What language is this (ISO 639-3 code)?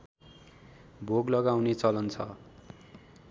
nep